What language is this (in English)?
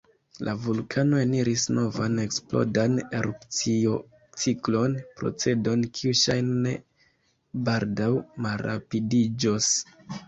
Esperanto